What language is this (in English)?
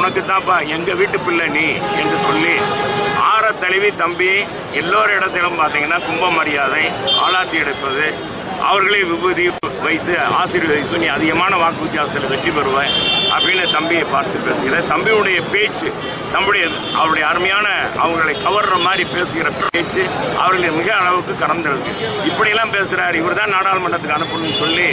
Italian